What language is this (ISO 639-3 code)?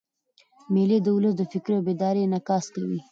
pus